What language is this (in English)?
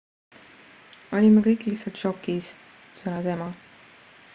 Estonian